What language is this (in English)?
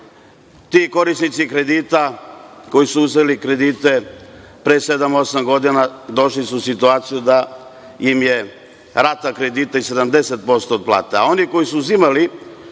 Serbian